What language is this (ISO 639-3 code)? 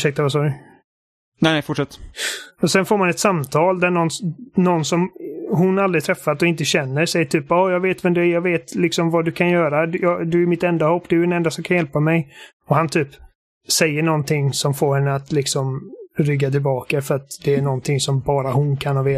swe